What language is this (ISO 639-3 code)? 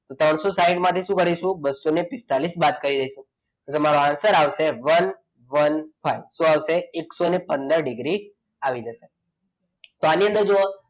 guj